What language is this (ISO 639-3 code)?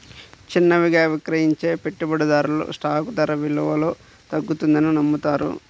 tel